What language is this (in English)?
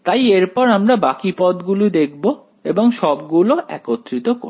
Bangla